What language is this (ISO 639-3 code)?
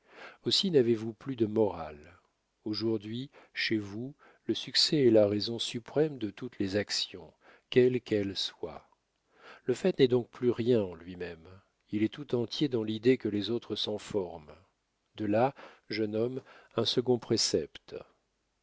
fra